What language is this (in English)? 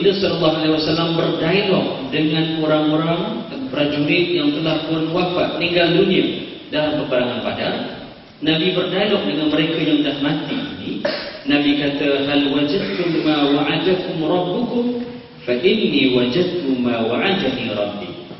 Malay